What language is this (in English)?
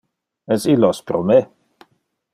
Interlingua